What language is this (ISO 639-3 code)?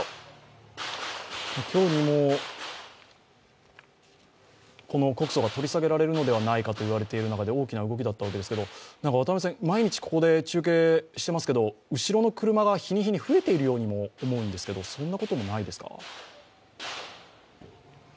jpn